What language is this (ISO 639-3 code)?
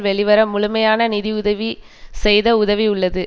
tam